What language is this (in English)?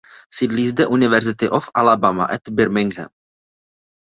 Czech